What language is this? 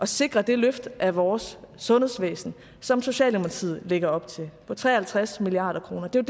Danish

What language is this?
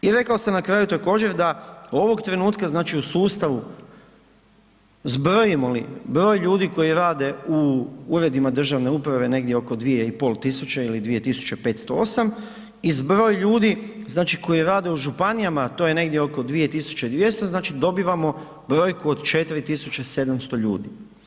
Croatian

